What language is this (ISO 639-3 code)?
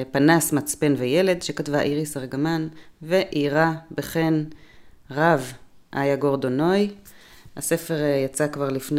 heb